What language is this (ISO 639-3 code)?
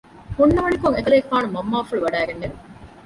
div